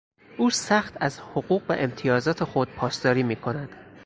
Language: Persian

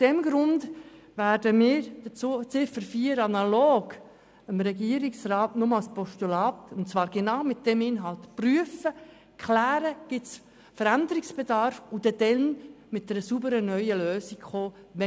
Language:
Swiss German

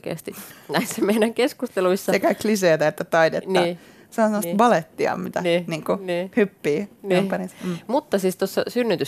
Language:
Finnish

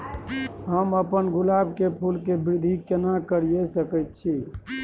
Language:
Maithili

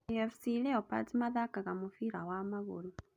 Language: Kikuyu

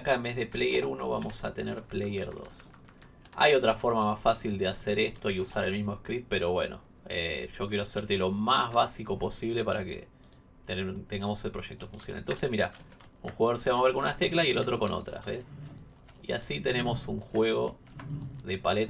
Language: Spanish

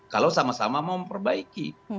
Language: Indonesian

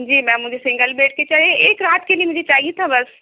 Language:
Urdu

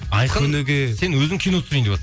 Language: Kazakh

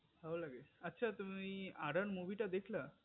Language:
Bangla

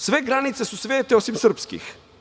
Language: Serbian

